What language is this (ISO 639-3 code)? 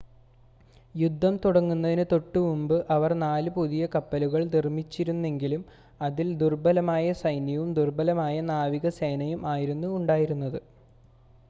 mal